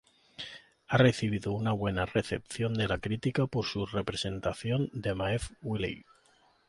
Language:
Spanish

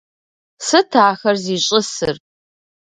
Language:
Kabardian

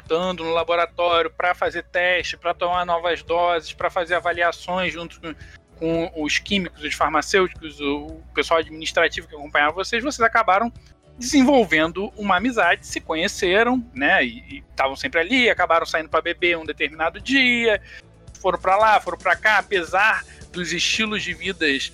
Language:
Portuguese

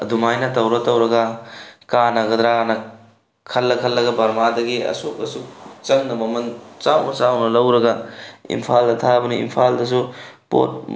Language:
Manipuri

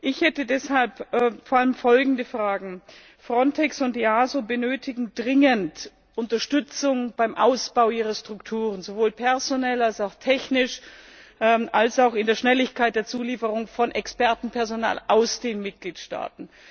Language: German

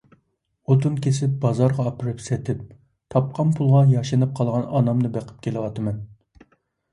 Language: Uyghur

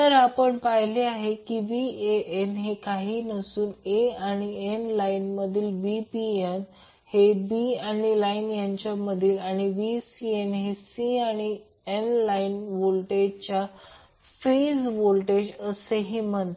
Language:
Marathi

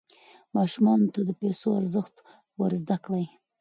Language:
Pashto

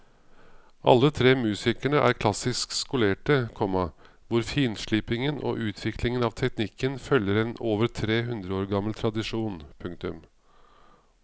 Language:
Norwegian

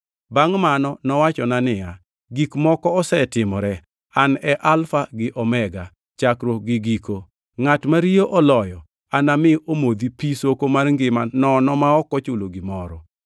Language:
Luo (Kenya and Tanzania)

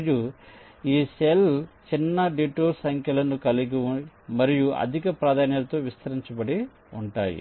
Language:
Telugu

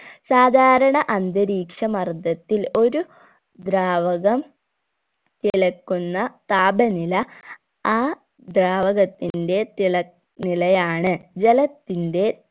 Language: Malayalam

